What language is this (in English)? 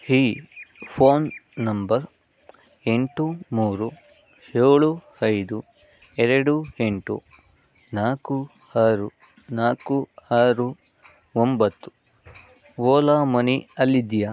Kannada